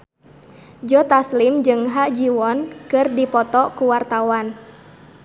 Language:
Sundanese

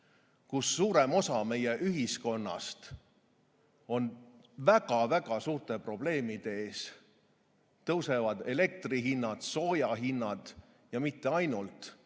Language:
Estonian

